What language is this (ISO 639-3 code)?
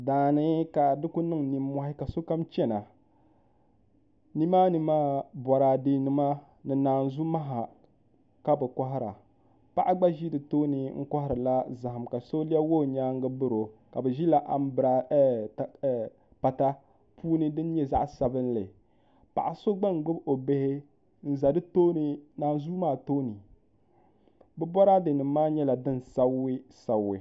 dag